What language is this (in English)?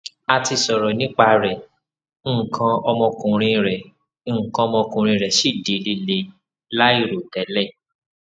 Yoruba